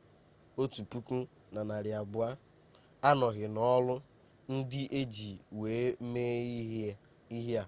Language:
Igbo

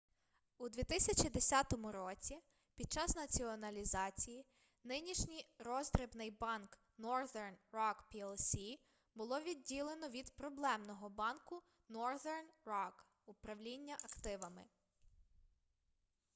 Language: Ukrainian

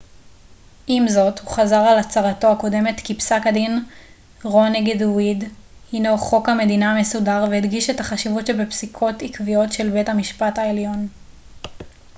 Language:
Hebrew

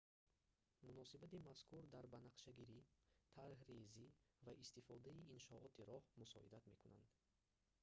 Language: Tajik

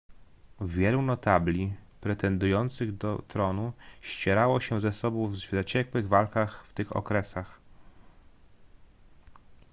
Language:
Polish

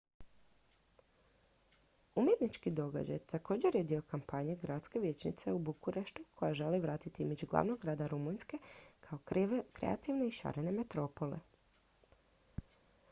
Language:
Croatian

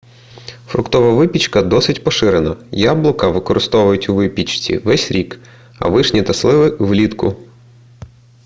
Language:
Ukrainian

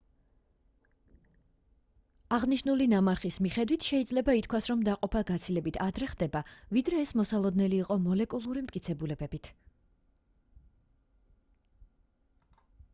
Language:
Georgian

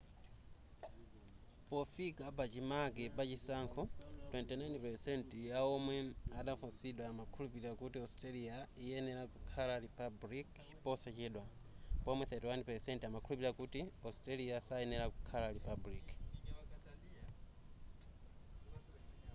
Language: Nyanja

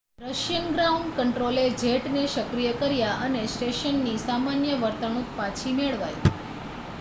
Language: Gujarati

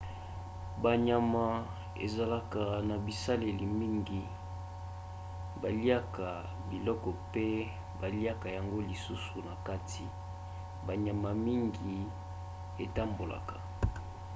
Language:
Lingala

